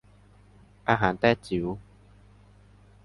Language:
Thai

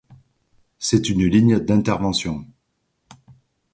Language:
French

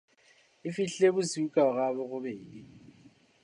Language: Southern Sotho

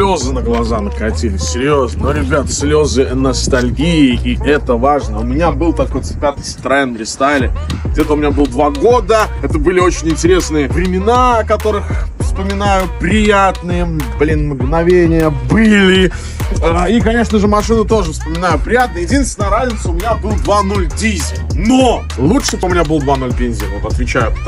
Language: Russian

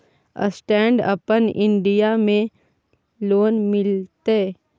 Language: Maithili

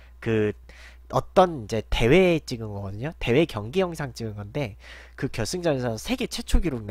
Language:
Korean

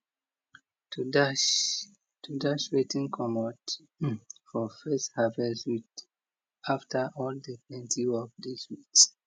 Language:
Nigerian Pidgin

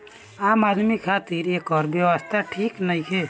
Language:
Bhojpuri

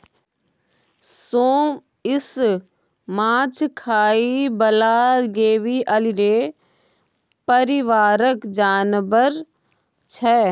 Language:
Maithili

